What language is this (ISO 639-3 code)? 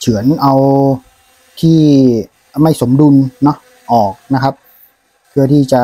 tha